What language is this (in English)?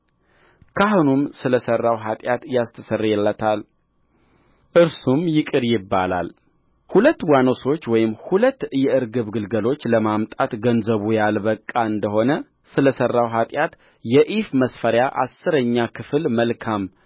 Amharic